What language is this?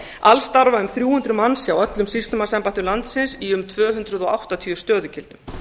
Icelandic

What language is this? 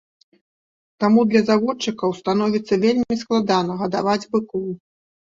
Belarusian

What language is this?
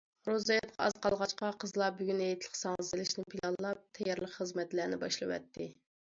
Uyghur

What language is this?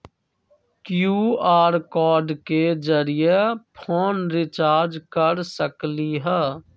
Magahi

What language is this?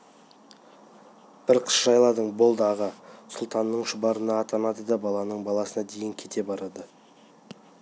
Kazakh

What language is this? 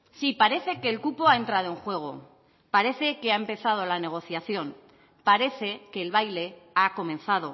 Spanish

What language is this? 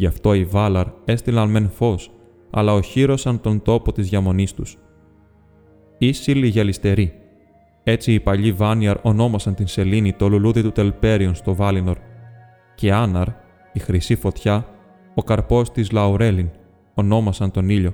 Greek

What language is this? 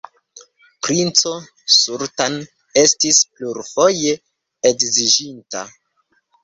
Esperanto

